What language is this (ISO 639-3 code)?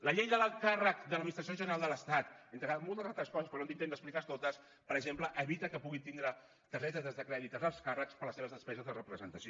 cat